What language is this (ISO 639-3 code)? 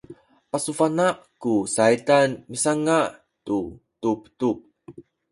szy